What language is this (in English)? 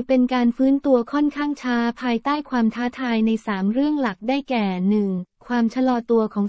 Thai